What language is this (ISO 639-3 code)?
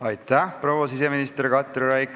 est